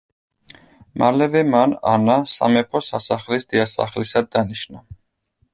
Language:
Georgian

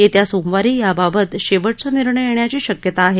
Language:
Marathi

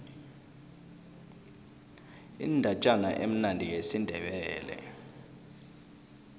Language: South Ndebele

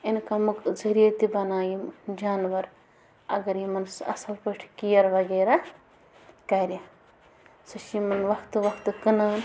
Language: Kashmiri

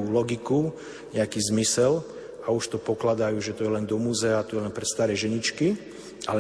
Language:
Slovak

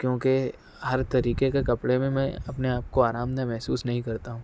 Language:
Urdu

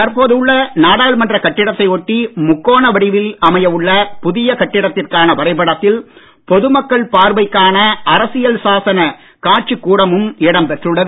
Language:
Tamil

